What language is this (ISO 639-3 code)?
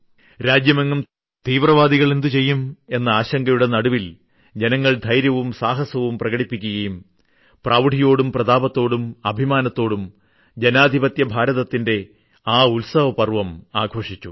mal